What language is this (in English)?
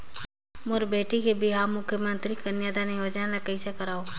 Chhattisgarhi